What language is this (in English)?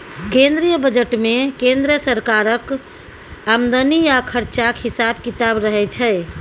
Maithili